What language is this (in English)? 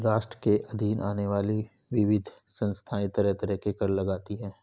Hindi